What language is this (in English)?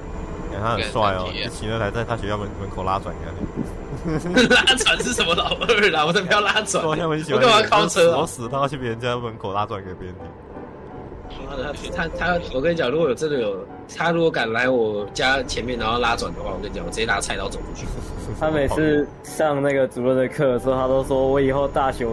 Chinese